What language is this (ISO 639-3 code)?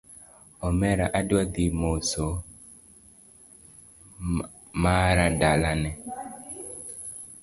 luo